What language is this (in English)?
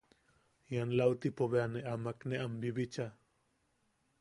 Yaqui